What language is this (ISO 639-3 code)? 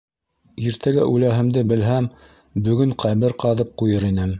bak